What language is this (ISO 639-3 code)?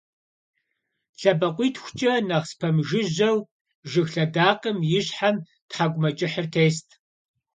kbd